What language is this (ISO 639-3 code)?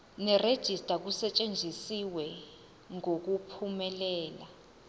zul